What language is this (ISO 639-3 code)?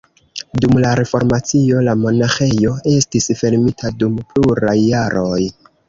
epo